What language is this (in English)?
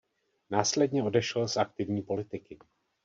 Czech